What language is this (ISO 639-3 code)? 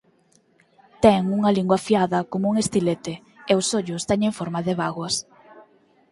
glg